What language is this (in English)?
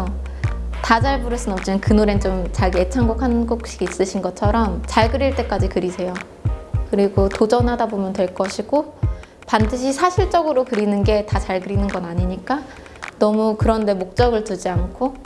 Korean